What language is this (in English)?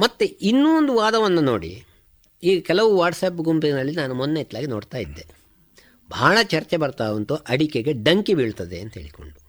Kannada